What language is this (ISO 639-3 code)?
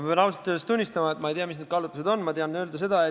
est